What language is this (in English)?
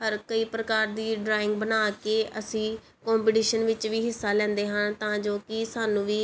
Punjabi